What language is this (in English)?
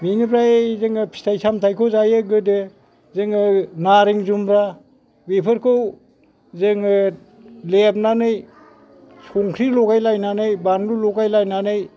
Bodo